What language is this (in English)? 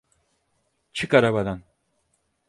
Turkish